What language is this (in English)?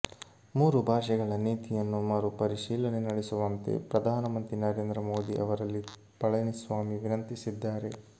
Kannada